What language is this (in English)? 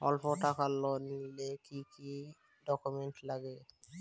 Bangla